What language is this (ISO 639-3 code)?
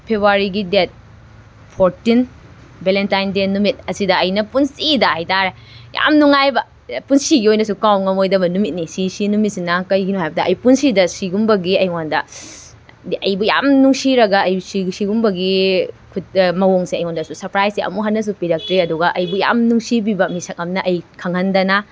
mni